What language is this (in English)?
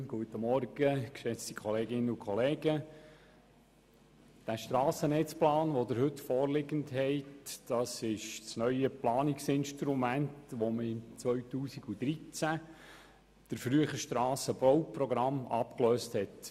Swiss German